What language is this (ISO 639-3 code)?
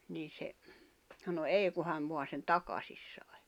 fin